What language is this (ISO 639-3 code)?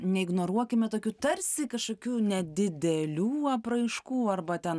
lit